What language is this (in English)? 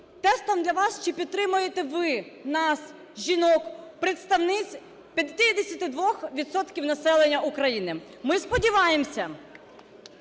Ukrainian